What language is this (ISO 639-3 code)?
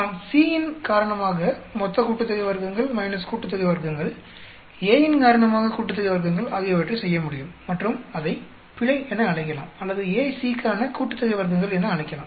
tam